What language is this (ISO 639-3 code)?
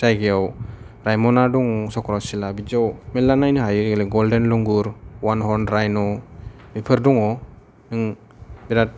brx